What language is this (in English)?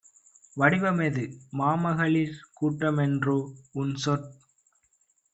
Tamil